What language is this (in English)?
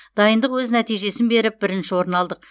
Kazakh